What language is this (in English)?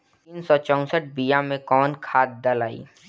Bhojpuri